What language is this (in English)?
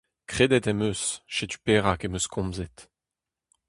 Breton